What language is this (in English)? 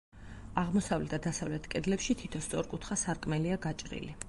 Georgian